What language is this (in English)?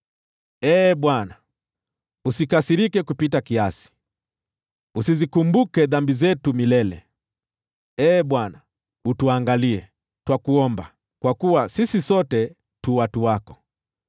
Swahili